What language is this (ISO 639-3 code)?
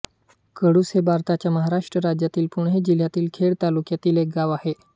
mar